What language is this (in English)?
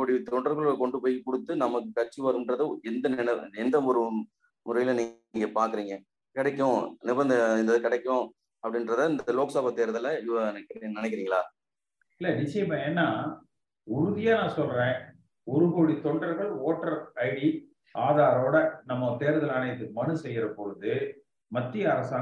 Tamil